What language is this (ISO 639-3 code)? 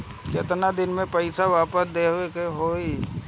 bho